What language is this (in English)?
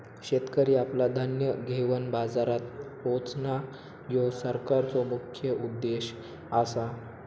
Marathi